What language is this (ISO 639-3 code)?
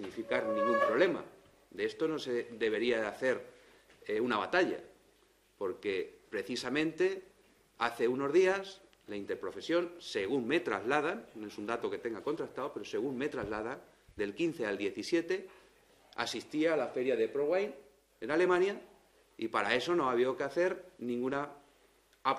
spa